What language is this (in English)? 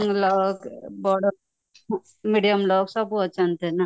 Odia